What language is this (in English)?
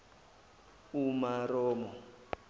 Zulu